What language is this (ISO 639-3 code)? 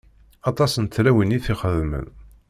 kab